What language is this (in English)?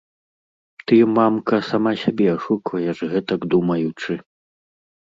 Belarusian